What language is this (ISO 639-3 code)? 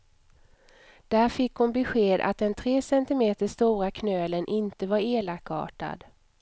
swe